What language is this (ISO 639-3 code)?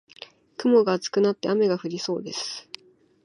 jpn